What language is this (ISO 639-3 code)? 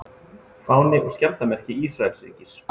isl